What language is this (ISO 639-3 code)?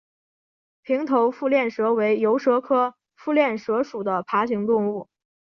zho